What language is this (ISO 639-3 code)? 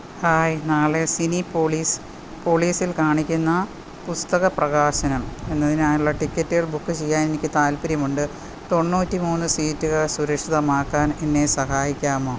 mal